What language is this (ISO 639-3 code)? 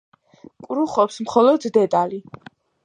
kat